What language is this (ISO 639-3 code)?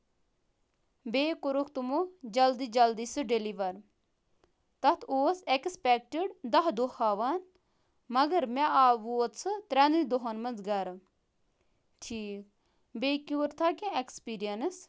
kas